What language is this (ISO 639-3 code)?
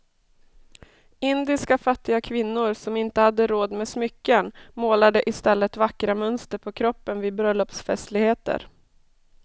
swe